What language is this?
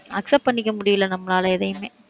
Tamil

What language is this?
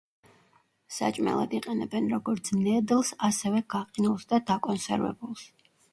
Georgian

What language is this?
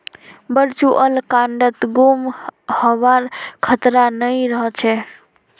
Magahi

